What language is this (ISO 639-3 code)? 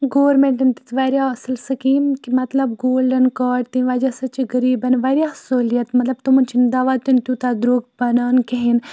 kas